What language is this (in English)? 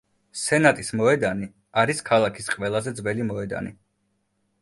Georgian